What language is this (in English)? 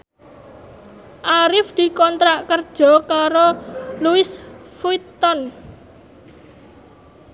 Javanese